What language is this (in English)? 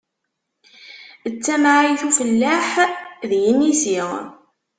Kabyle